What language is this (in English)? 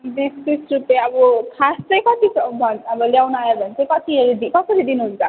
Nepali